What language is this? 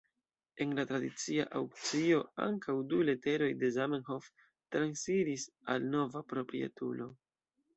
Esperanto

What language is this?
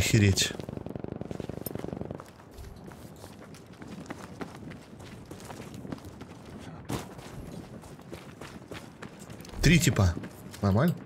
Russian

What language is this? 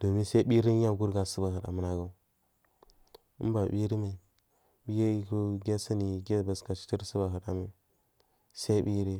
Marghi South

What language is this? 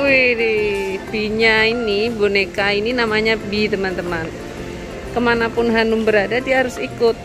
Indonesian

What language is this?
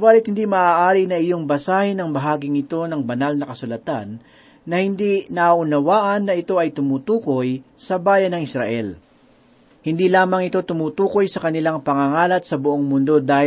Filipino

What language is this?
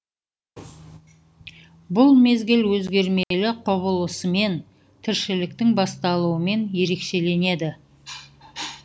Kazakh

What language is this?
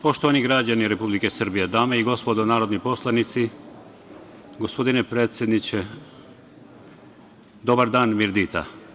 Serbian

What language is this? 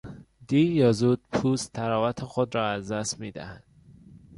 Persian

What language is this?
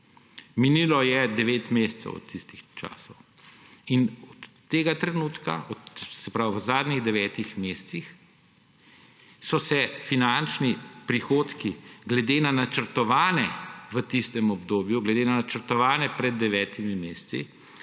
Slovenian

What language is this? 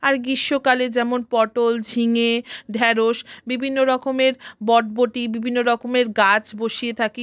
Bangla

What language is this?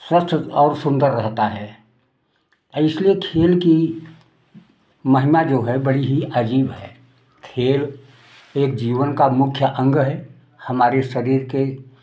Hindi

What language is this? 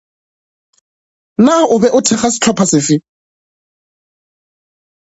Northern Sotho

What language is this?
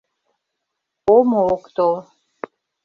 Mari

